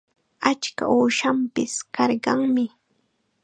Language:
Chiquián Ancash Quechua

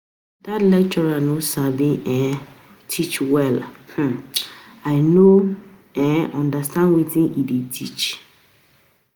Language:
Nigerian Pidgin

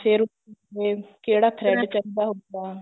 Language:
Punjabi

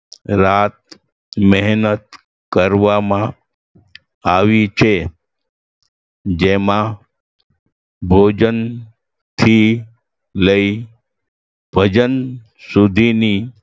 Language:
Gujarati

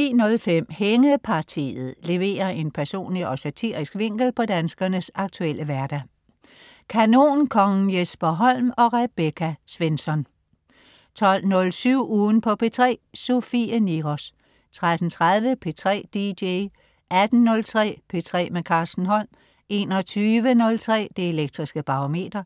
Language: Danish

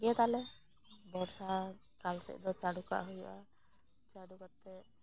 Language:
Santali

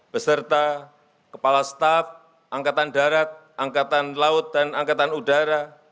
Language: Indonesian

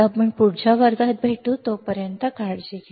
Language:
Marathi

